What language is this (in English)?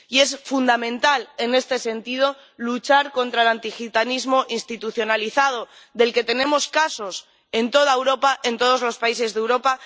Spanish